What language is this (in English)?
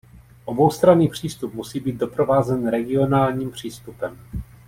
Czech